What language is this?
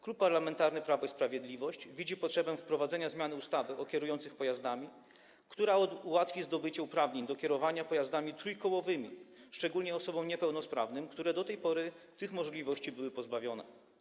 Polish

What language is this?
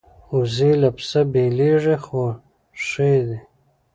Pashto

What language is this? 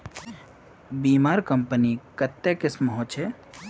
Magahi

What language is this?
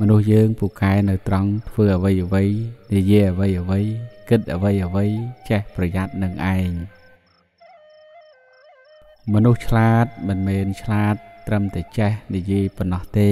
Thai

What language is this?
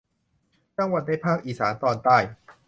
Thai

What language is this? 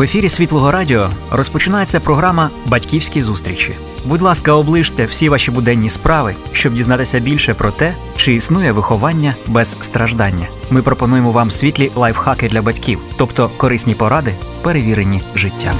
Ukrainian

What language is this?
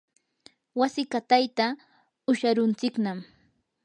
Yanahuanca Pasco Quechua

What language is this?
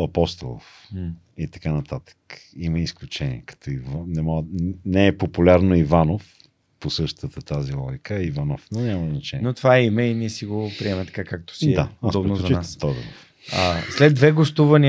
Bulgarian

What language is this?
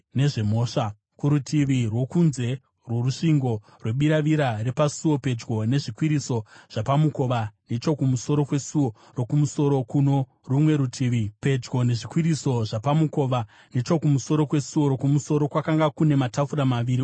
Shona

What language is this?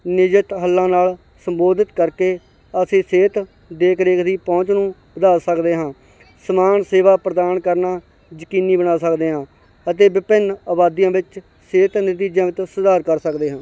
Punjabi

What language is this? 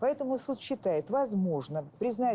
Russian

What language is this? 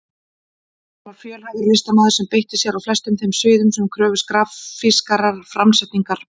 Icelandic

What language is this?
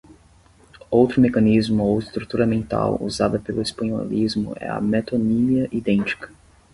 Portuguese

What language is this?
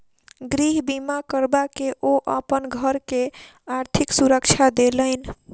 Maithili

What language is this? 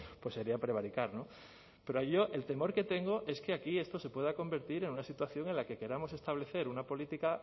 Spanish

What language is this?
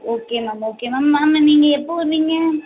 Tamil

